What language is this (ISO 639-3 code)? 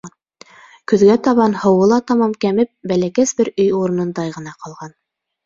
bak